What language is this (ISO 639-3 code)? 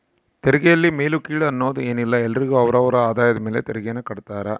kan